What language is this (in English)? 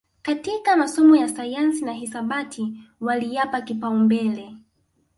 Swahili